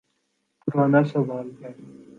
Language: Urdu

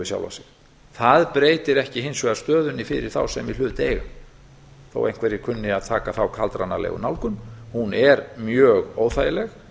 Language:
Icelandic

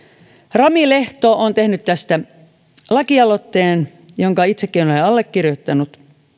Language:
Finnish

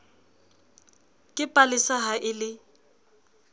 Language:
Southern Sotho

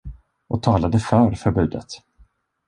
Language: Swedish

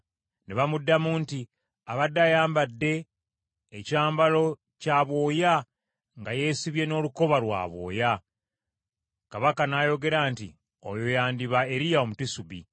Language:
Ganda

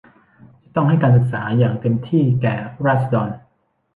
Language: Thai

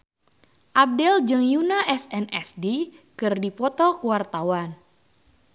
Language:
Sundanese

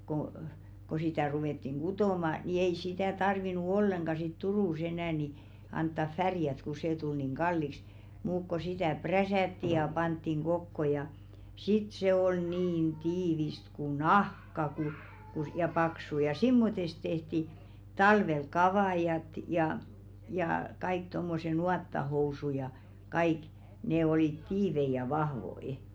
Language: Finnish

